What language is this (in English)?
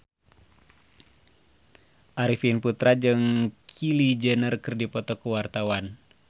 Sundanese